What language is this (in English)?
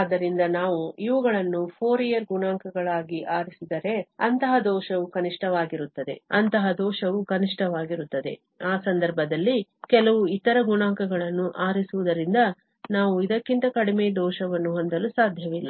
Kannada